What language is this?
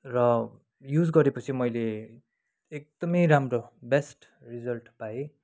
Nepali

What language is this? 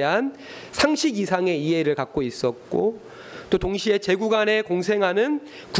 Korean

